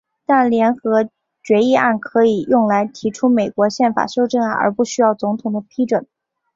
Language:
Chinese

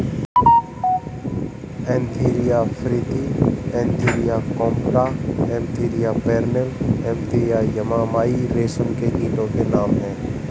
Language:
Hindi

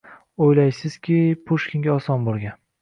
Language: Uzbek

